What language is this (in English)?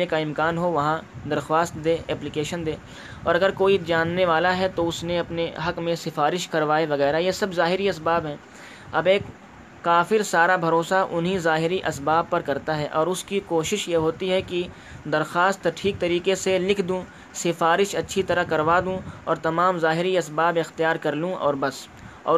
Urdu